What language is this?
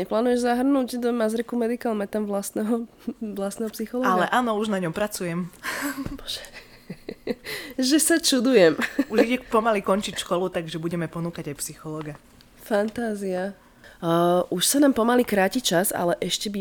Slovak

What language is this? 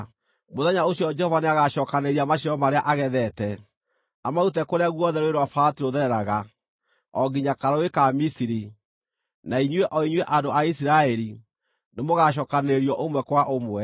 Kikuyu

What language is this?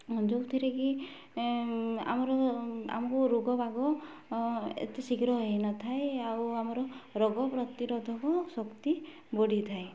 Odia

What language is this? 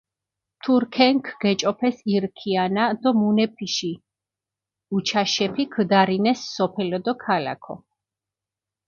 Mingrelian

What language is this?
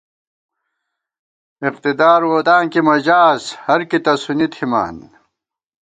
Gawar-Bati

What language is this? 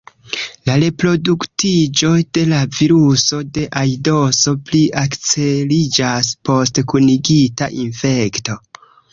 Esperanto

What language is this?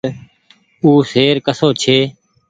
Goaria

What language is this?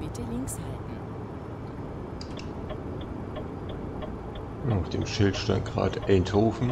German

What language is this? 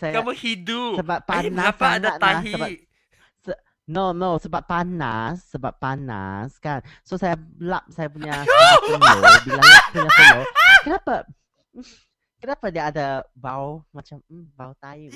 Malay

